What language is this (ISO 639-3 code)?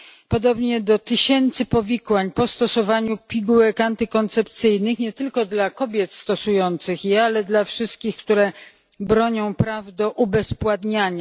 pol